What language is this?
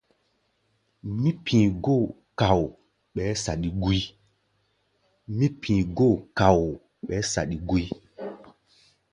Gbaya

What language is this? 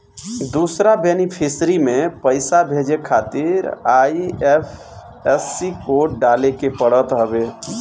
Bhojpuri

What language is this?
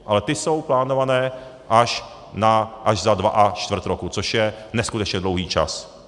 Czech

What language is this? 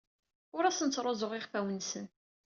Kabyle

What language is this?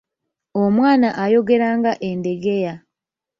Ganda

